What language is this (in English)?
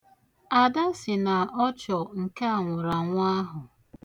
Igbo